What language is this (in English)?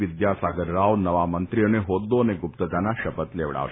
Gujarati